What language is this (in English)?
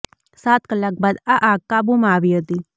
Gujarati